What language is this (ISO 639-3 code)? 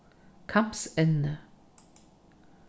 fao